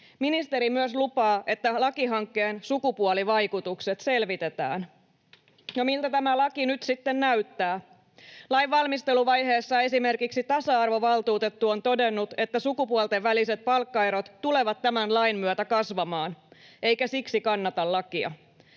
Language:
Finnish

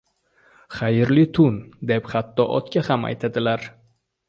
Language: Uzbek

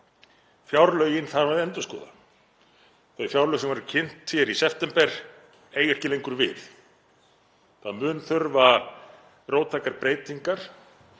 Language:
Icelandic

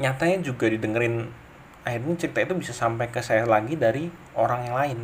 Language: Indonesian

